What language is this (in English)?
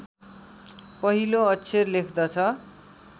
Nepali